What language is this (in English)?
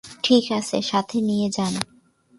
Bangla